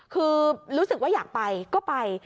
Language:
Thai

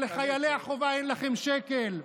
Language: Hebrew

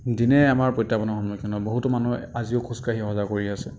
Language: Assamese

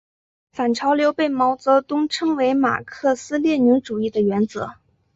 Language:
Chinese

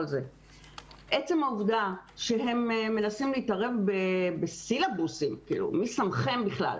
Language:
Hebrew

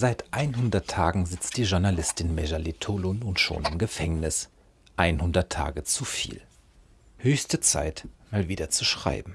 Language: German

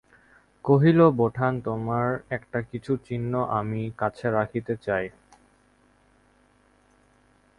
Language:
Bangla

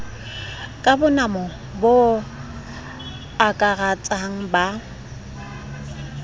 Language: Southern Sotho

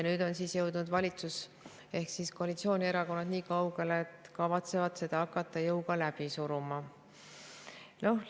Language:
Estonian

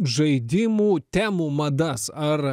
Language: Lithuanian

